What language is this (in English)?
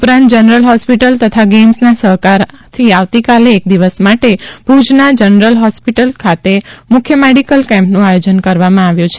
Gujarati